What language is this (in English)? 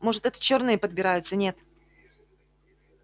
Russian